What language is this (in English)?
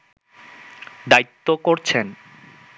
Bangla